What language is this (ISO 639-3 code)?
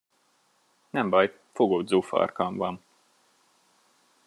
hun